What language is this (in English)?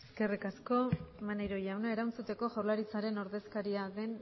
Basque